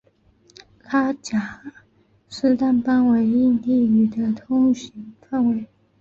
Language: Chinese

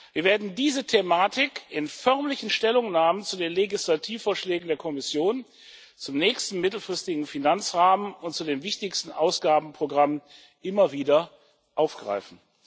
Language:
German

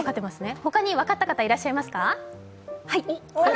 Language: Japanese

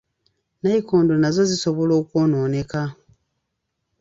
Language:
Ganda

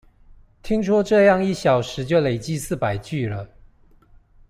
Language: Chinese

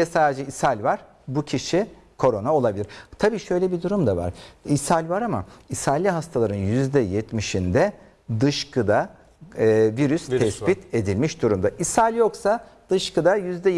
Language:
Turkish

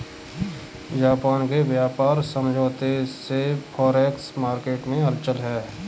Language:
Hindi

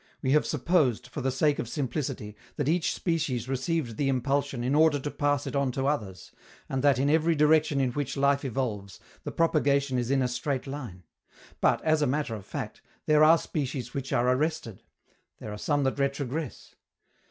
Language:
English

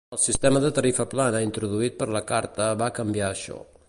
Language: Catalan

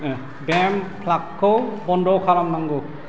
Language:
Bodo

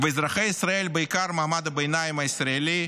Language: Hebrew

